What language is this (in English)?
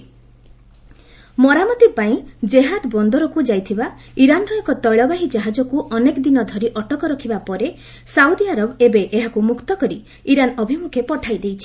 Odia